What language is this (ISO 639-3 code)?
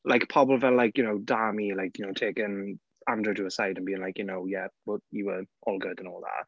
cym